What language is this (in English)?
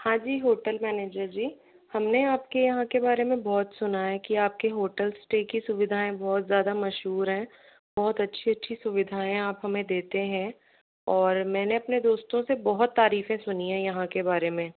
Hindi